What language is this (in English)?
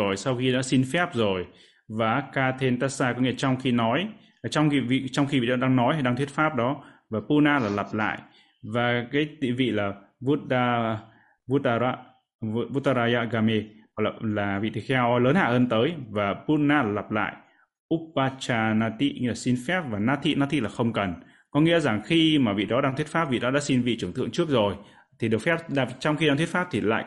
Vietnamese